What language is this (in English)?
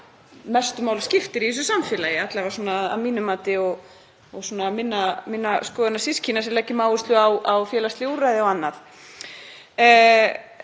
Icelandic